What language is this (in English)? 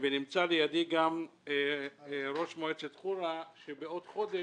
Hebrew